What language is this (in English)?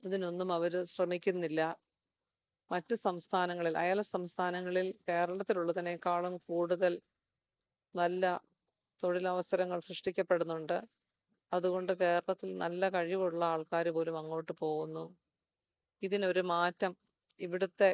Malayalam